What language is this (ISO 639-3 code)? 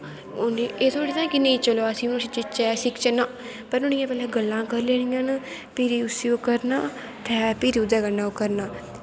doi